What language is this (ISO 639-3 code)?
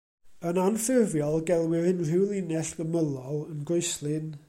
cym